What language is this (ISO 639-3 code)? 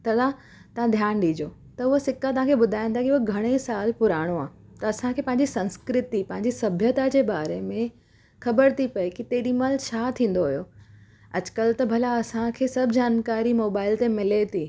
snd